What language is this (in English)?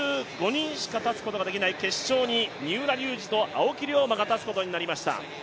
Japanese